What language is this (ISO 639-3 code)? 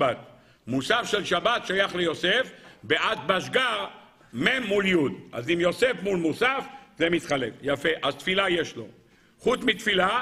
heb